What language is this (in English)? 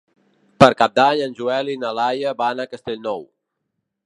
Catalan